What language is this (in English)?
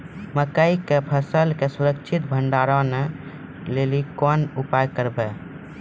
Maithili